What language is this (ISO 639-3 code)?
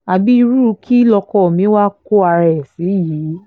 yor